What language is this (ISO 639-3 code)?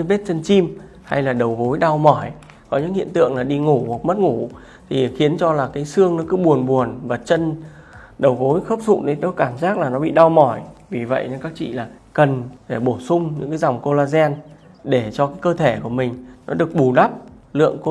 vie